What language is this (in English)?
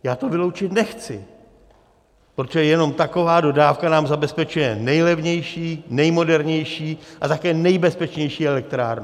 Czech